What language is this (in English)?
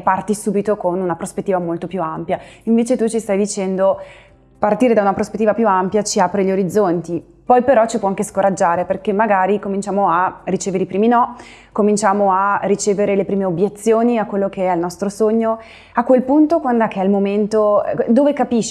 Italian